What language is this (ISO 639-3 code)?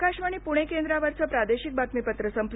mar